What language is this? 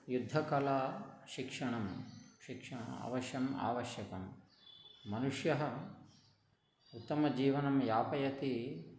Sanskrit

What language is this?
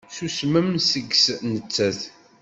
Kabyle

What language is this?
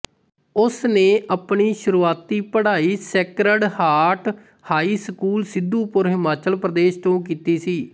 Punjabi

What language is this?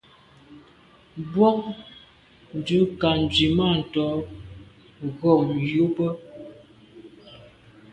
Medumba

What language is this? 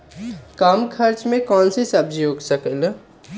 Magahi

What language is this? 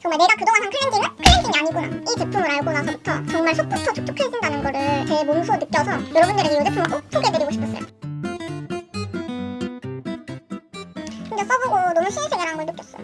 Korean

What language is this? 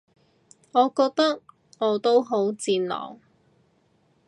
Cantonese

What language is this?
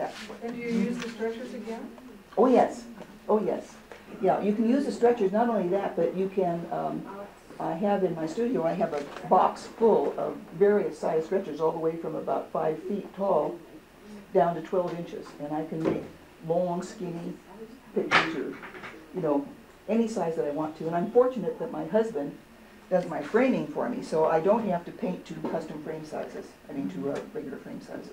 English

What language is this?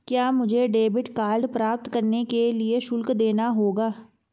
Hindi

